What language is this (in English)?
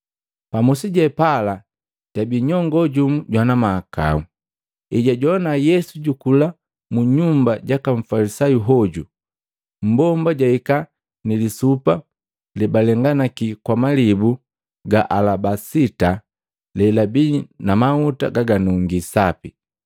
Matengo